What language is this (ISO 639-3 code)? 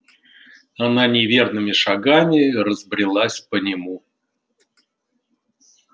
rus